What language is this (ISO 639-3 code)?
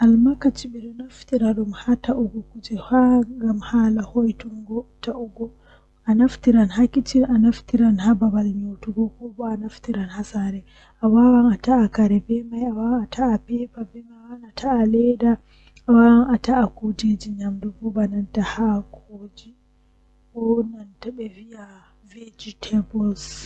fuh